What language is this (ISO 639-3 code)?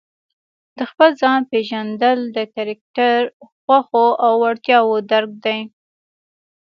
pus